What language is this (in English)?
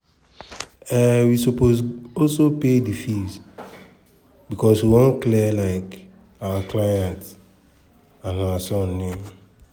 Nigerian Pidgin